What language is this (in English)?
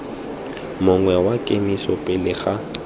Tswana